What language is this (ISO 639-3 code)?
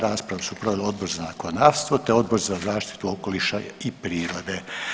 hrv